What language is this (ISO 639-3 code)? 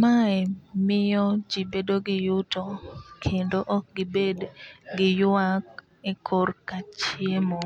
luo